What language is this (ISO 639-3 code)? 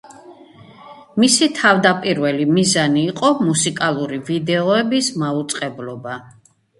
kat